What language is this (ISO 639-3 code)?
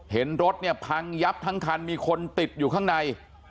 tha